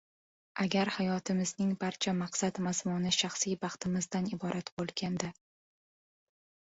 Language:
Uzbek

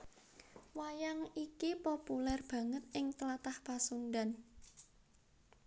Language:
Javanese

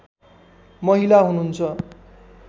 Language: Nepali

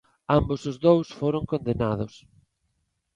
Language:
Galician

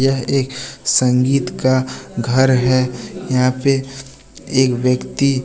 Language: Hindi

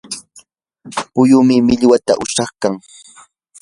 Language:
Yanahuanca Pasco Quechua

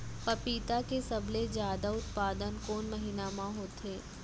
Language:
Chhattisgarhi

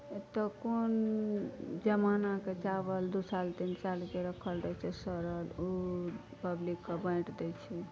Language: Maithili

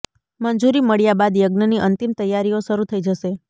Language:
Gujarati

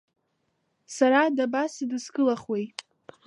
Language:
Abkhazian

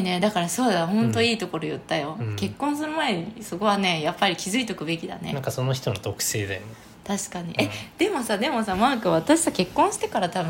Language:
Japanese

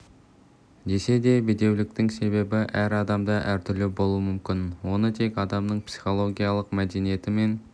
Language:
Kazakh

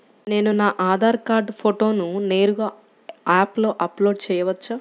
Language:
Telugu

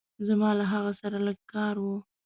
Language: Pashto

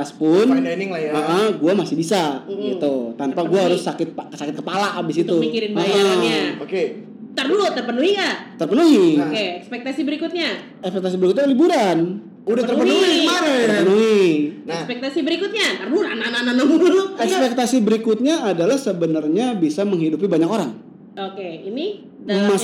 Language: Indonesian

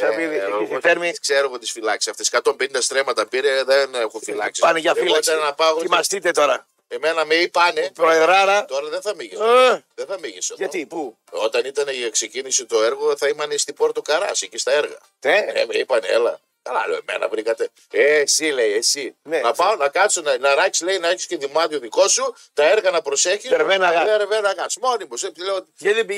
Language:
Greek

